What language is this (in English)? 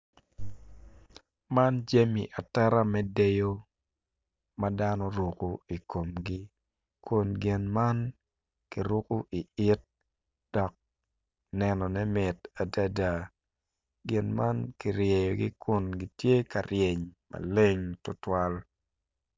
Acoli